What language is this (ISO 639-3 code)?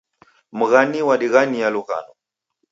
dav